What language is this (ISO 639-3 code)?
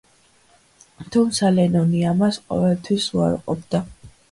kat